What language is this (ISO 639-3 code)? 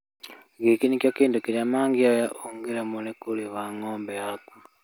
kik